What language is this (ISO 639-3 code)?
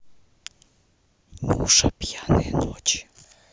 rus